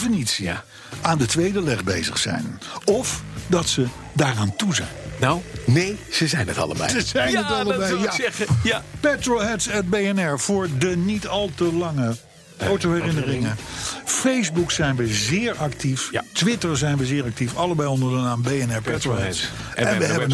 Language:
Dutch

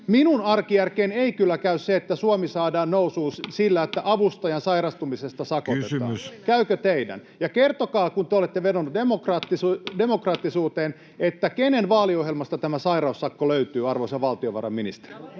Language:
Finnish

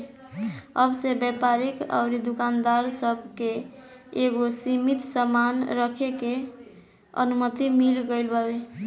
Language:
Bhojpuri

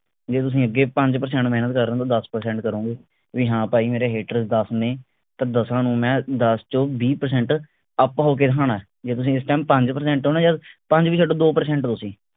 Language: Punjabi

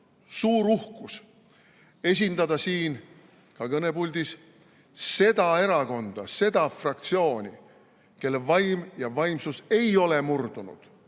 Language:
Estonian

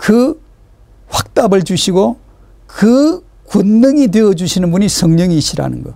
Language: Korean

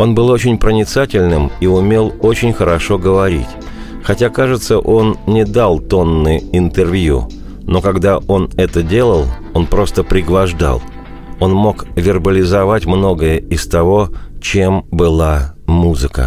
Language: Russian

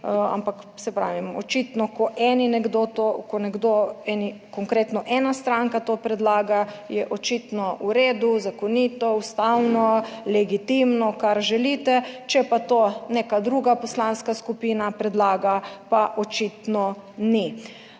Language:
Slovenian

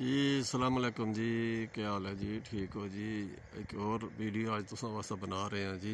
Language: Punjabi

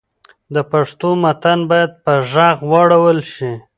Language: Pashto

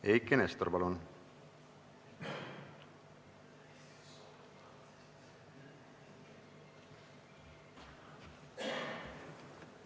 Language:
Estonian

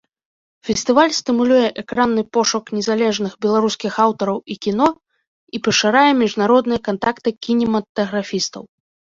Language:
Belarusian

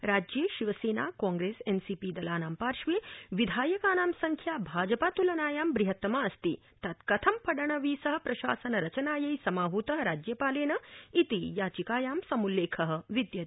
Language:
Sanskrit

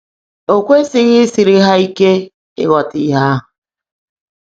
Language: Igbo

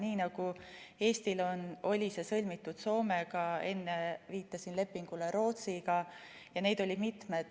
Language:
Estonian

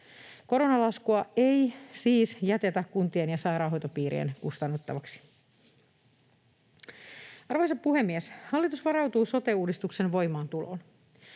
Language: Finnish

